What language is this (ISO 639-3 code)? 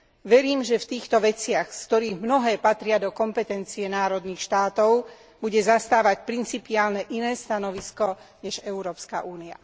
slk